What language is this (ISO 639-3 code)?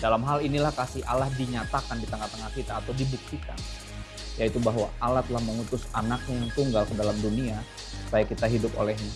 ind